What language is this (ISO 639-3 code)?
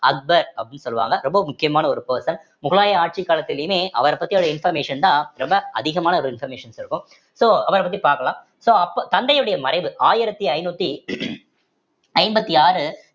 tam